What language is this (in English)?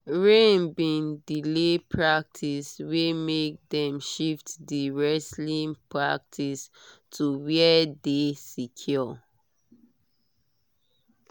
Nigerian Pidgin